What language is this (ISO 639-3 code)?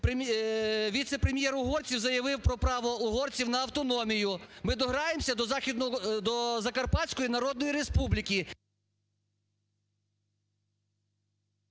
ukr